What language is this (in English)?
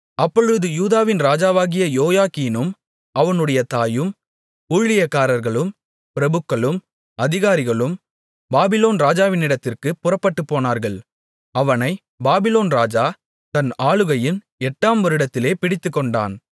Tamil